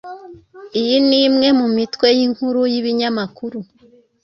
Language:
Kinyarwanda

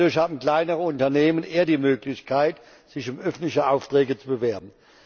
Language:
German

